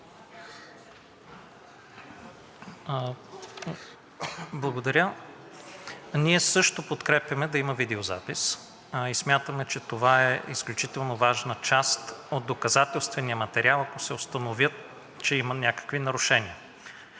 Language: Bulgarian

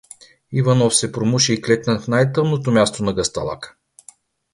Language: Bulgarian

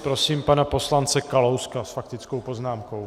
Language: Czech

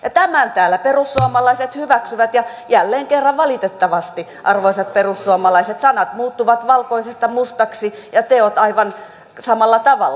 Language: Finnish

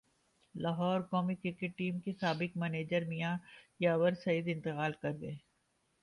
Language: Urdu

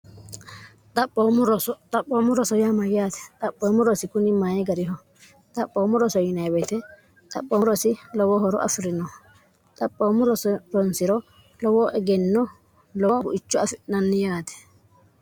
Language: Sidamo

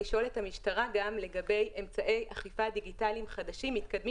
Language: Hebrew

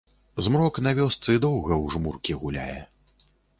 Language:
Belarusian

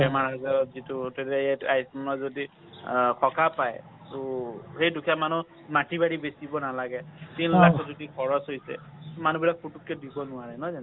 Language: Assamese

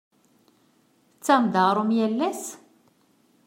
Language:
Kabyle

